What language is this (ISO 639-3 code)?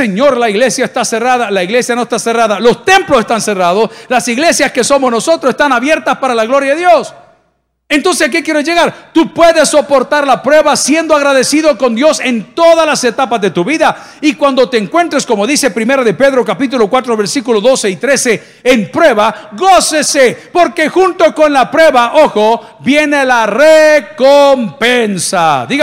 spa